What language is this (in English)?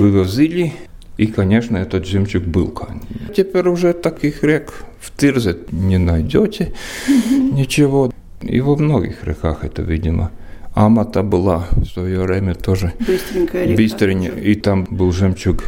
Russian